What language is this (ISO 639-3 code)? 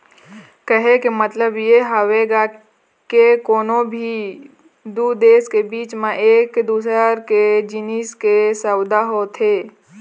hne